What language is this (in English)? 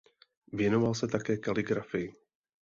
Czech